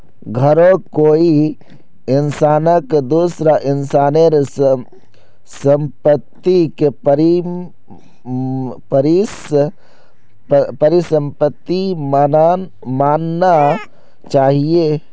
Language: Magahi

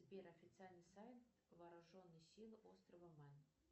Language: Russian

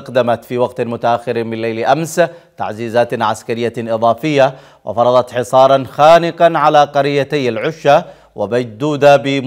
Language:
Arabic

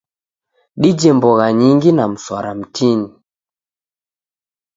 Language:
Taita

